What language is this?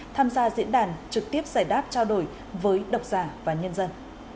Vietnamese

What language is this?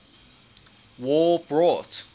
English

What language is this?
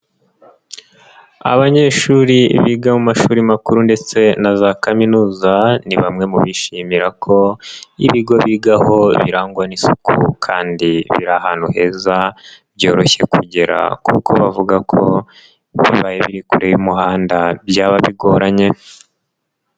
Kinyarwanda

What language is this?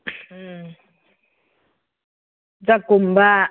Manipuri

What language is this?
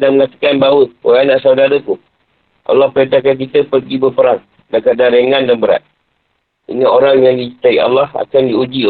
Malay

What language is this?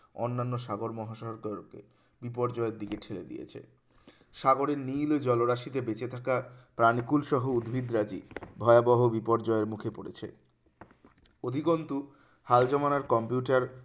Bangla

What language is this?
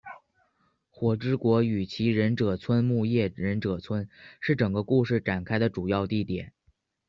Chinese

